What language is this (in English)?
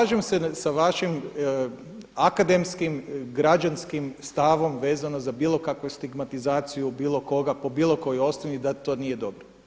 Croatian